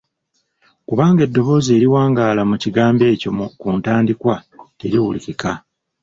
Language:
Ganda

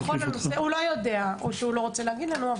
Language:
Hebrew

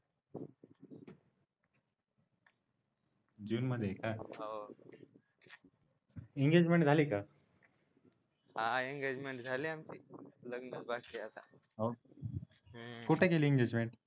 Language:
Marathi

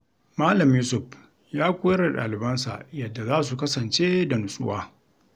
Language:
Hausa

